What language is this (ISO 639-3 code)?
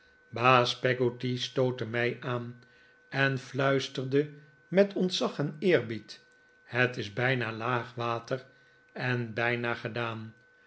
nld